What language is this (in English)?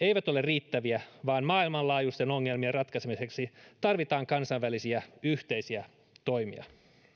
Finnish